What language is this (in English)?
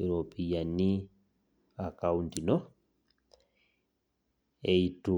Masai